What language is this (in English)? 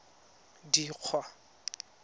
Tswana